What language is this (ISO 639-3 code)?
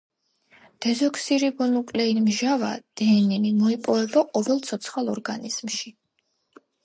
kat